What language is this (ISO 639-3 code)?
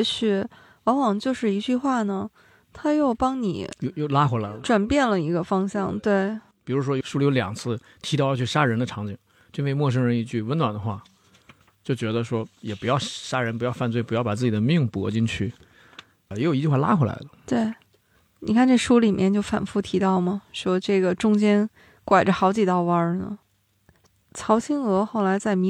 zho